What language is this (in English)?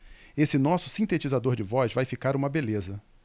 Portuguese